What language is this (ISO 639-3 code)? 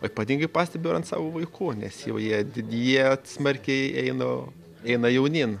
lit